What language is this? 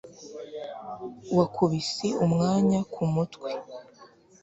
Kinyarwanda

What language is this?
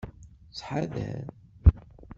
Kabyle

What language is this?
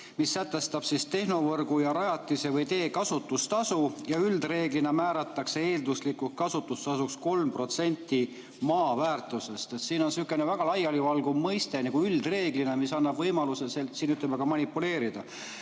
Estonian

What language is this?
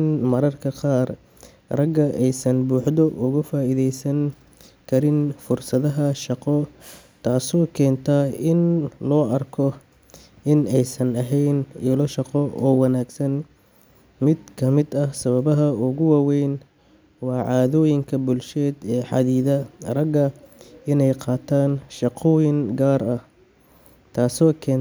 Somali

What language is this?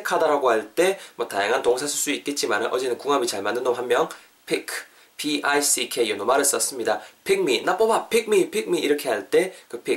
Korean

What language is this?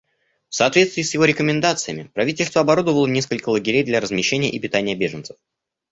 Russian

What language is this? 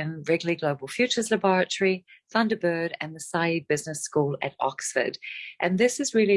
English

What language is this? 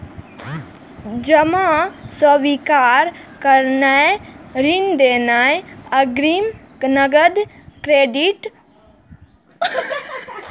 Maithili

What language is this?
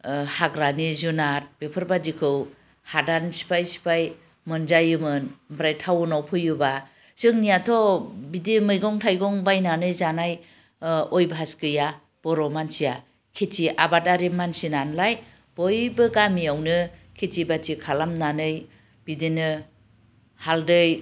Bodo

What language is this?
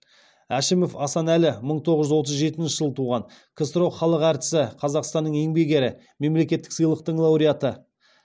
Kazakh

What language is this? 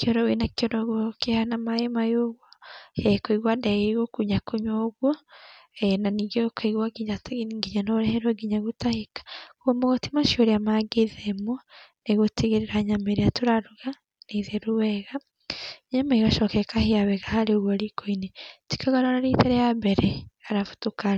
Kikuyu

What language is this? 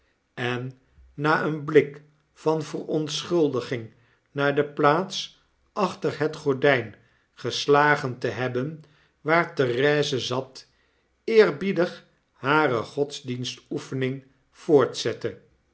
Dutch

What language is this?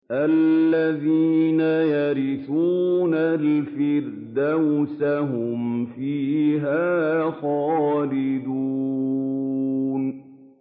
Arabic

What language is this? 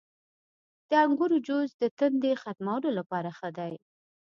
Pashto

